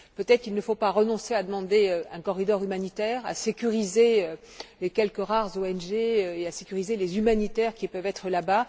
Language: French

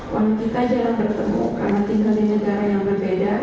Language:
Indonesian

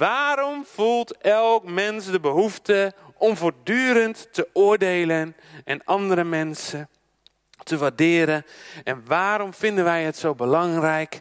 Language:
Dutch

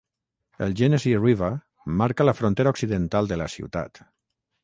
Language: Catalan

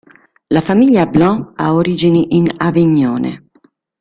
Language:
Italian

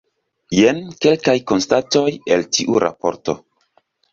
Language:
Esperanto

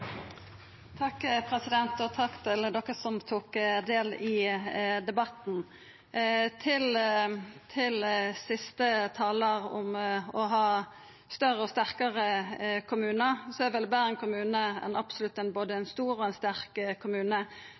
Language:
Norwegian Nynorsk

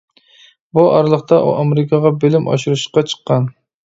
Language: Uyghur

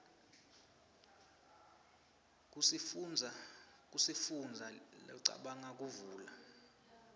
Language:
Swati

